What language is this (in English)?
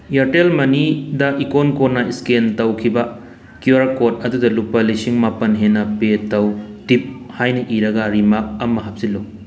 Manipuri